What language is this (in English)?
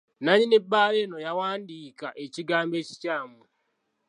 Ganda